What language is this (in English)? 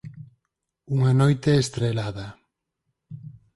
Galician